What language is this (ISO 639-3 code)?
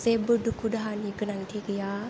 brx